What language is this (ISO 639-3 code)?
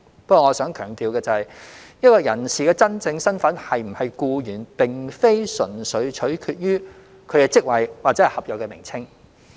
yue